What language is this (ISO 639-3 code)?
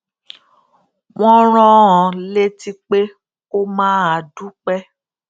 yor